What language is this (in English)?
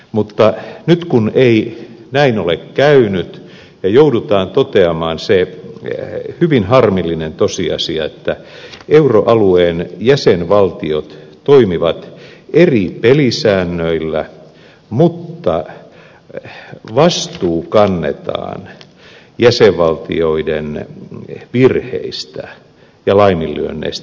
Finnish